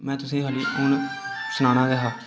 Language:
Dogri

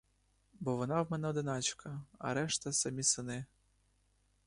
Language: Ukrainian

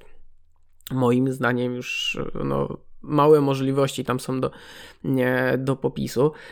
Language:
Polish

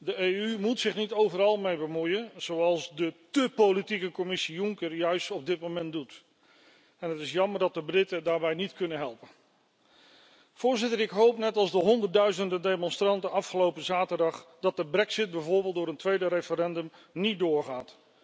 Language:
Dutch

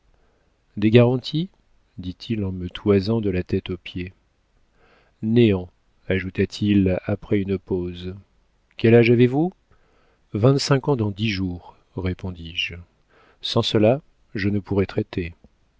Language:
French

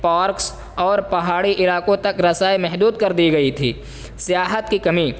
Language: Urdu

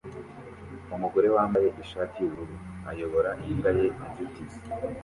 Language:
Kinyarwanda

